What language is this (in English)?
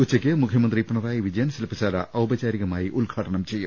Malayalam